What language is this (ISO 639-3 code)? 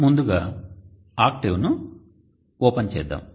tel